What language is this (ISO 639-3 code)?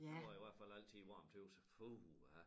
dan